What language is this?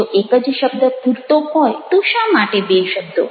Gujarati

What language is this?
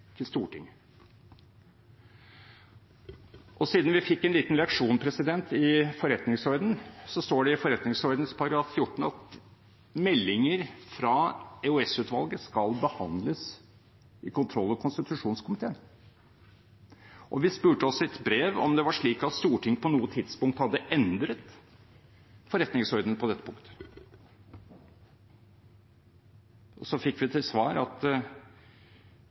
Norwegian Bokmål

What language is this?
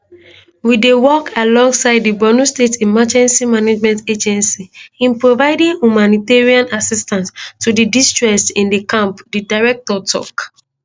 Nigerian Pidgin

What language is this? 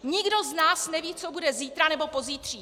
Czech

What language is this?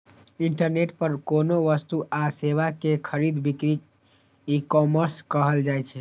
Maithili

